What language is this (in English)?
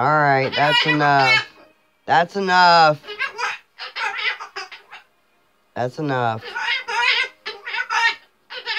English